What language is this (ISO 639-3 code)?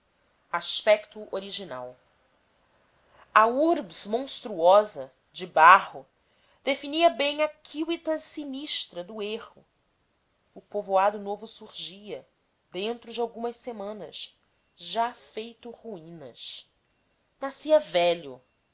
por